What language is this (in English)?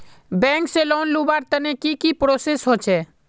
Magahi